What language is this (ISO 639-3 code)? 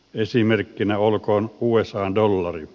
fin